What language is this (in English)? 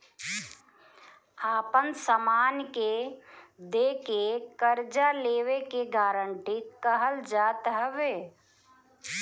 Bhojpuri